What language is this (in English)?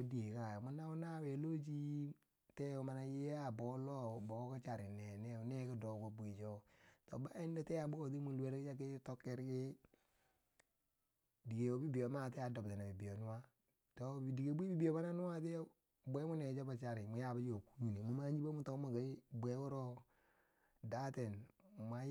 Bangwinji